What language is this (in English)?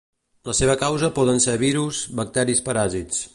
Catalan